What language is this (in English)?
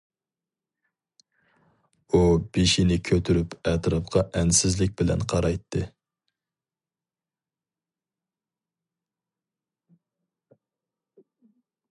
Uyghur